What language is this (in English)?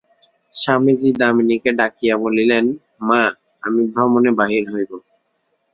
Bangla